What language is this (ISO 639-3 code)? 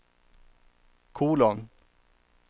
swe